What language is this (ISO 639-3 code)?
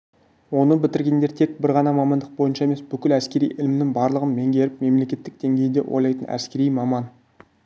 kaz